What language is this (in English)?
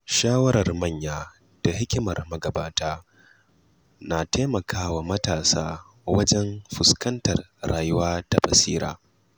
Hausa